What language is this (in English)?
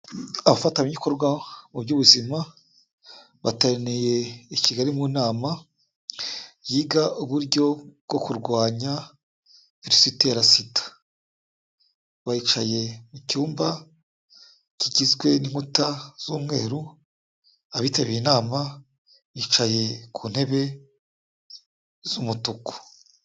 Kinyarwanda